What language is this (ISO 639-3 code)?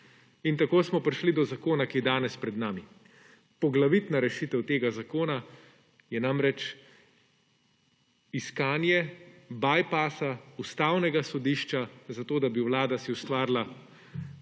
slv